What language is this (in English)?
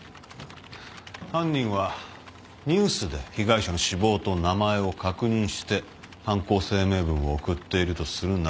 Japanese